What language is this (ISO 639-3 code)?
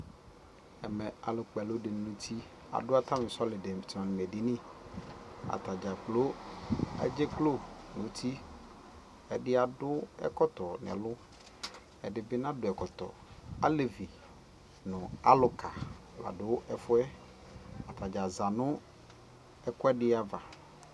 kpo